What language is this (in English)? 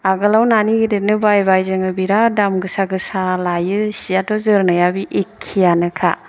Bodo